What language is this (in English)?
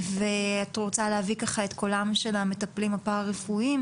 Hebrew